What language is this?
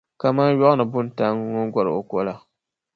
Dagbani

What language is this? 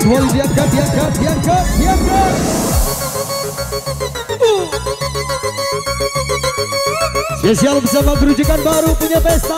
Indonesian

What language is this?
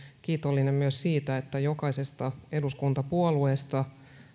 Finnish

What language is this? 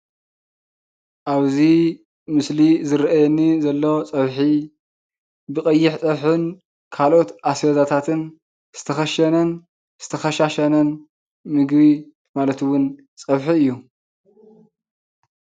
Tigrinya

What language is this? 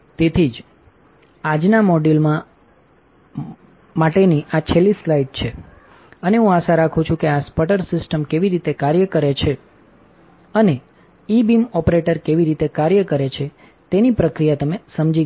Gujarati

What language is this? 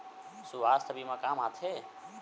Chhattisgarhi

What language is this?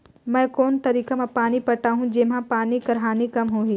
Chhattisgarhi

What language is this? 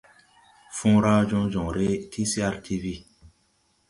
Tupuri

